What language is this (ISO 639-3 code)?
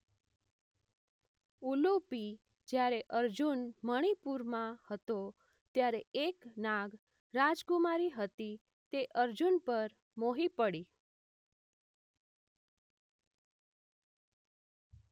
guj